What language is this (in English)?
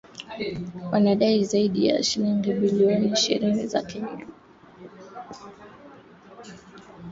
Swahili